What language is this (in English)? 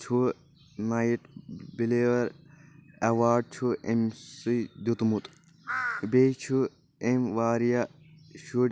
Kashmiri